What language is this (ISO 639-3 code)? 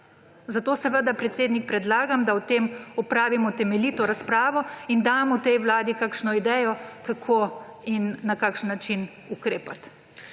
slv